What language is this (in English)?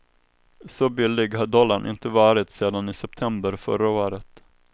Swedish